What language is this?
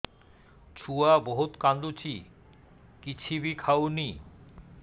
Odia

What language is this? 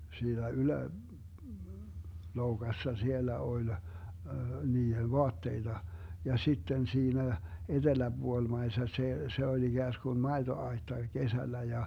Finnish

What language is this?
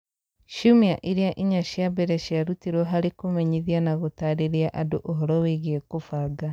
Kikuyu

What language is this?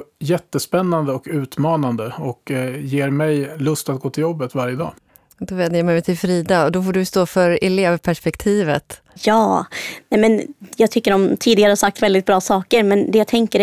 Swedish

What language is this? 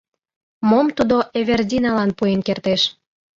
Mari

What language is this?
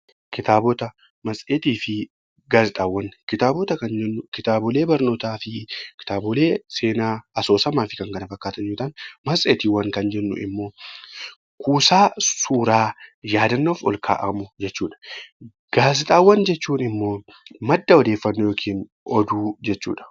Oromo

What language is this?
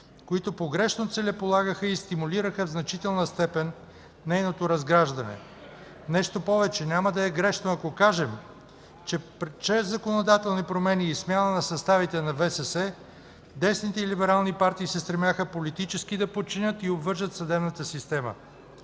Bulgarian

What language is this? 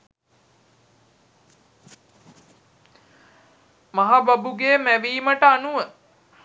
Sinhala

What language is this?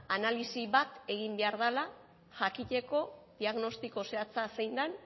Basque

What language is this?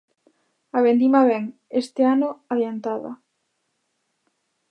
Galician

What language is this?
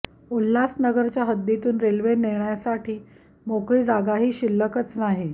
Marathi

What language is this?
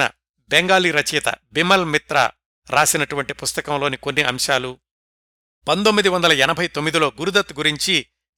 Telugu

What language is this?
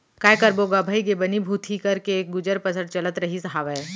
Chhattisgarhi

